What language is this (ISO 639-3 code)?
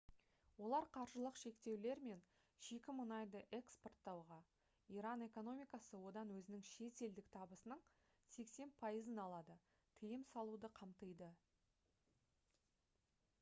kaz